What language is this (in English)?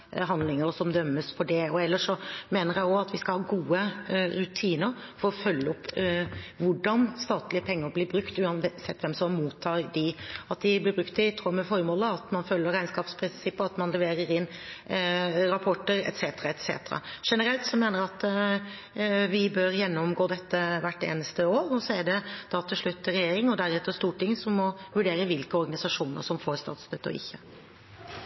Norwegian